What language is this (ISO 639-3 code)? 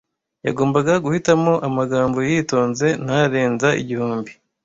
kin